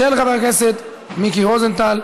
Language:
Hebrew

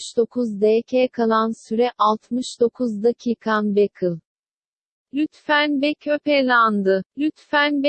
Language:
Turkish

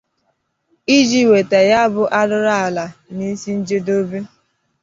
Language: Igbo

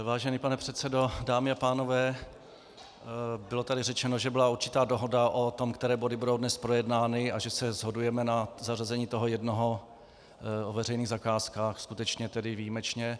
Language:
Czech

